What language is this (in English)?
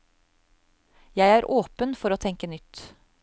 Norwegian